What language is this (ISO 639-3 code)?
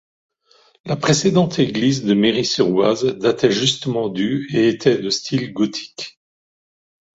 fra